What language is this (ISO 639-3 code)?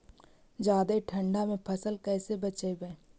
mag